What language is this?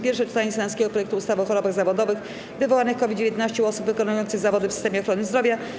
Polish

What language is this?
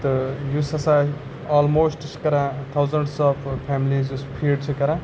Kashmiri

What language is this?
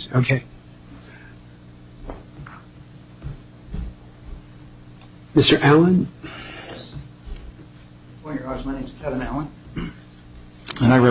English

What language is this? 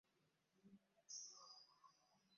Ganda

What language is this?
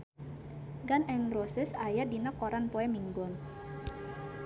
Sundanese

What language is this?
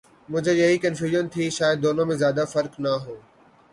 Urdu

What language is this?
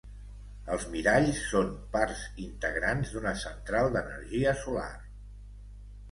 Catalan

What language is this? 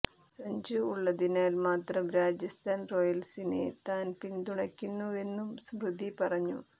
Malayalam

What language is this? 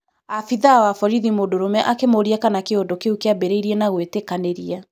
Kikuyu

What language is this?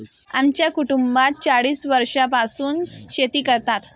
Marathi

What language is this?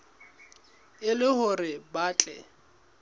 Southern Sotho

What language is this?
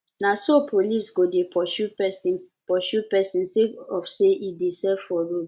Nigerian Pidgin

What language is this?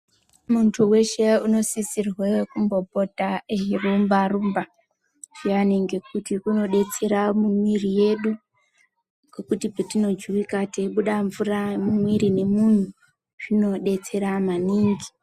Ndau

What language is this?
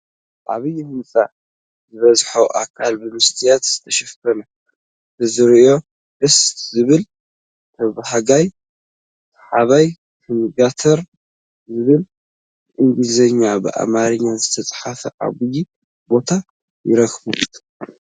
Tigrinya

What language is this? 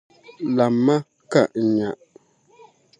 Dagbani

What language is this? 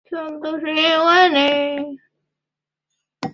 Chinese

